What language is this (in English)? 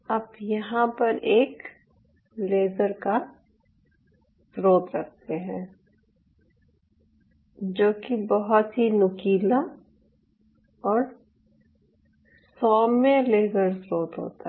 Hindi